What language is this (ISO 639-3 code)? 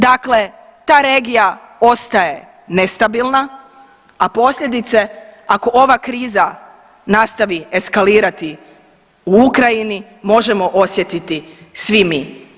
hrv